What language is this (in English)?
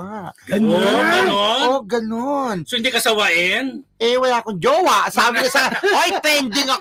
Filipino